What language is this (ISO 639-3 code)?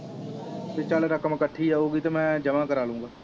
pan